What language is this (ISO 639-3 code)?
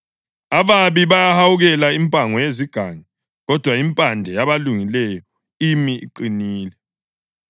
nde